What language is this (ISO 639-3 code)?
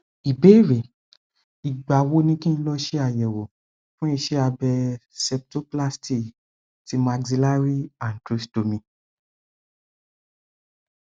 yor